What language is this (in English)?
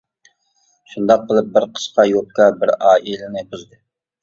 Uyghur